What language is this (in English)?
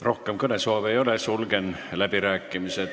Estonian